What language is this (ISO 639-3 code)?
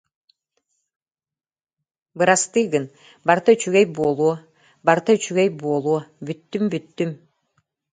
sah